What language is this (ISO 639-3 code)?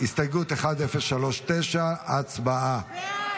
heb